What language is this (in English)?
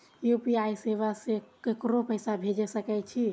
Maithili